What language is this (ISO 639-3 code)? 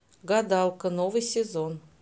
rus